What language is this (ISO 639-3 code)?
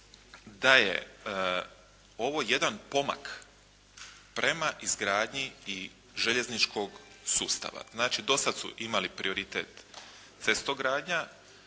hrv